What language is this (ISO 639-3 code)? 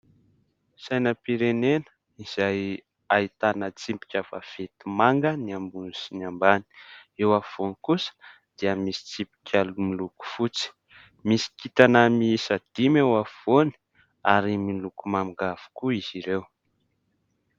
mlg